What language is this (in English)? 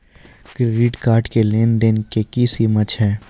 Maithili